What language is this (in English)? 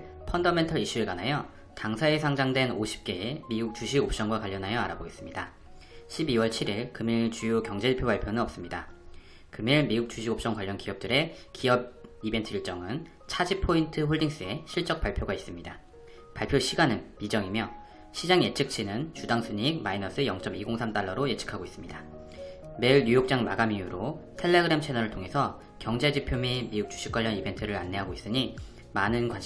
Korean